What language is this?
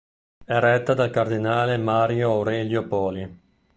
Italian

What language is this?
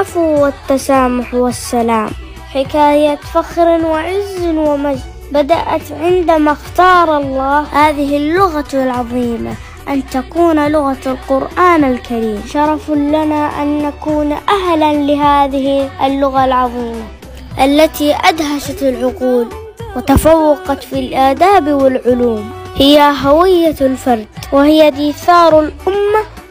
Arabic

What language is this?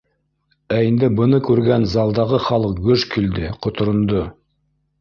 Bashkir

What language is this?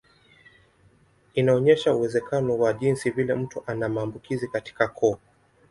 Swahili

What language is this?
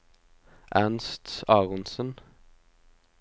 Norwegian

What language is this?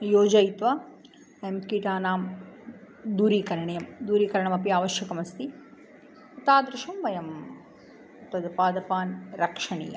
Sanskrit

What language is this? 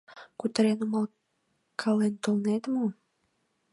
Mari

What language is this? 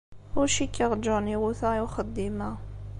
Kabyle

